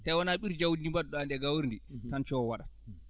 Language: Fula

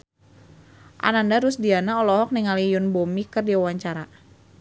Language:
Sundanese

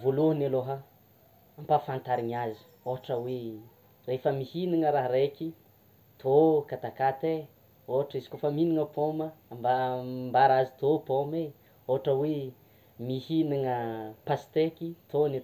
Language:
Tsimihety Malagasy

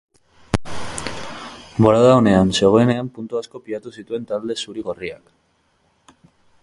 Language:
Basque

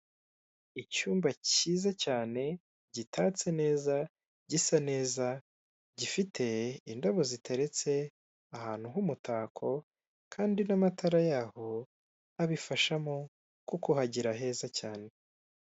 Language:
Kinyarwanda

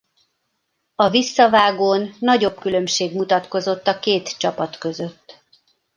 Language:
Hungarian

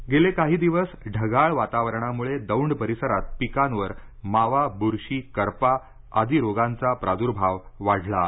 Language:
Marathi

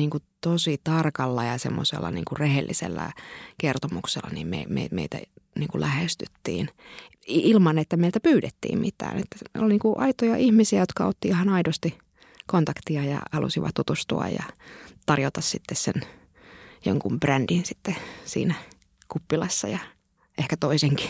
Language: Finnish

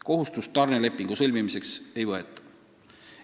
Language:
Estonian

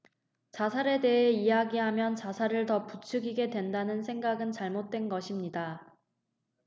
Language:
Korean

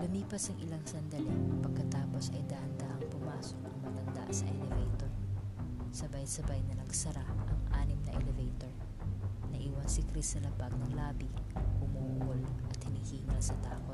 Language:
Filipino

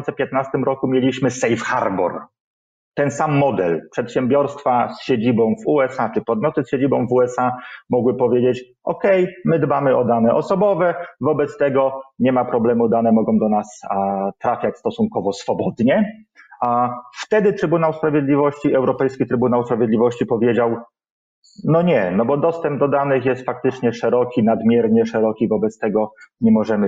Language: Polish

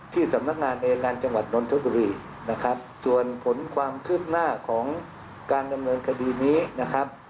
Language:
Thai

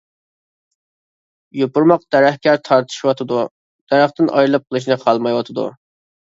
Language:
Uyghur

